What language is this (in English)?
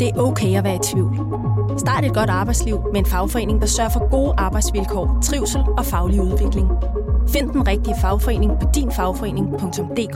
Danish